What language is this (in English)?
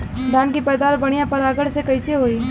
Bhojpuri